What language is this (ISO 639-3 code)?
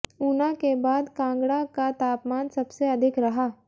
hin